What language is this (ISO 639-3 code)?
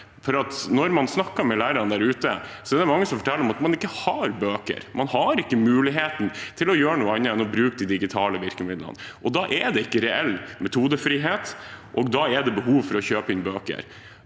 nor